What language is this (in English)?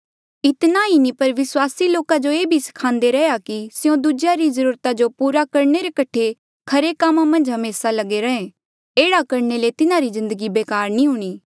Mandeali